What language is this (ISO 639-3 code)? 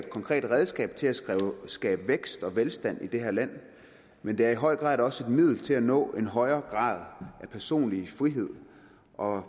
dan